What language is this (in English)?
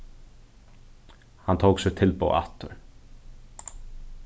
Faroese